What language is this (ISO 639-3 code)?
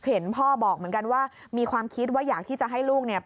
tha